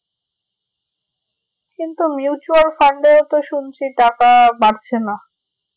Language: Bangla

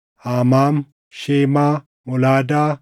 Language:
Oromo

